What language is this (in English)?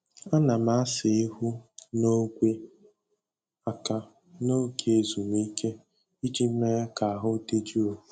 Igbo